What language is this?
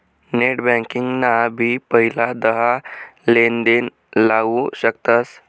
Marathi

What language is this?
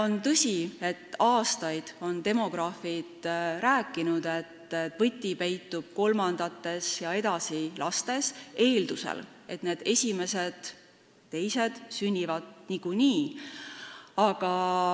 Estonian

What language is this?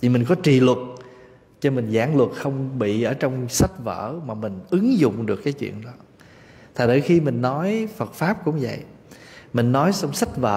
Vietnamese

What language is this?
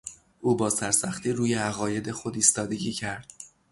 Persian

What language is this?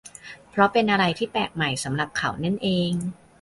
Thai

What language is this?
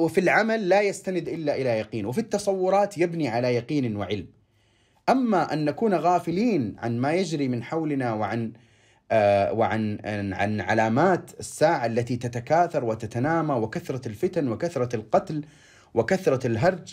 Arabic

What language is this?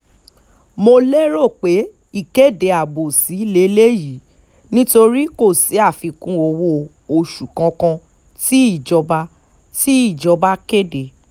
Yoruba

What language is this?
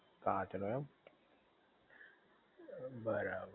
Gujarati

